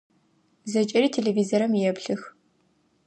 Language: Adyghe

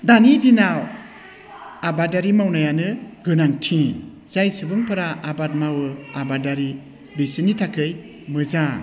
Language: Bodo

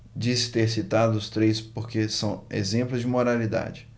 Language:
Portuguese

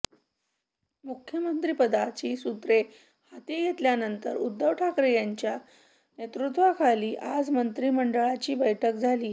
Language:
Marathi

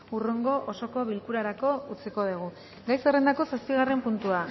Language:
Basque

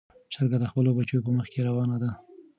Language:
Pashto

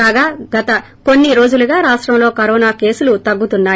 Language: Telugu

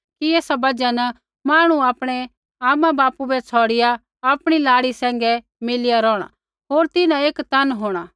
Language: Kullu Pahari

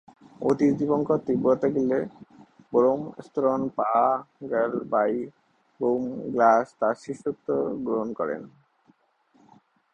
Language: Bangla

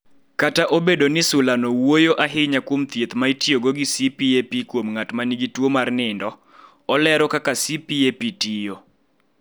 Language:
Luo (Kenya and Tanzania)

